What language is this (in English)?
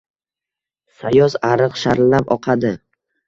Uzbek